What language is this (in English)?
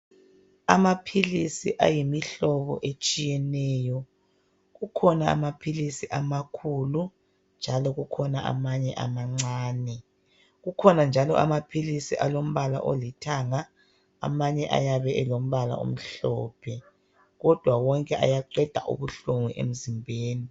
North Ndebele